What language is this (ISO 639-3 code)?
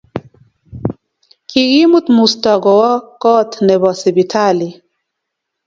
kln